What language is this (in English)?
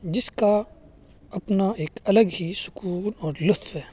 Urdu